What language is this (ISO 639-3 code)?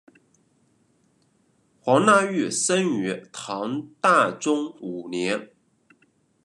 zho